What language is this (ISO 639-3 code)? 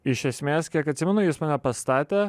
lit